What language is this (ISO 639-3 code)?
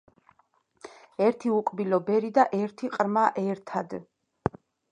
kat